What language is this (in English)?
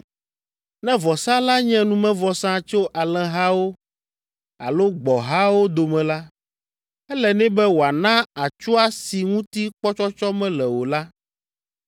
Ewe